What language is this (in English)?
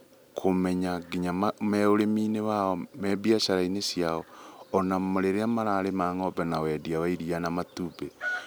Kikuyu